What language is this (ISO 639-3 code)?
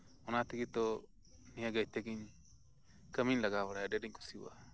sat